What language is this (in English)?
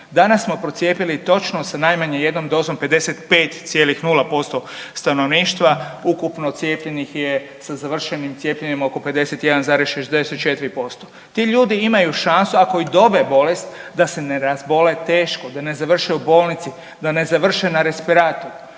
Croatian